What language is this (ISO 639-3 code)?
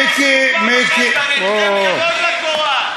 heb